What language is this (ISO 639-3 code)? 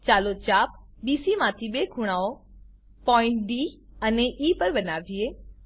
guj